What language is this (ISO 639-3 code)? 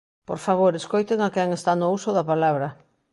glg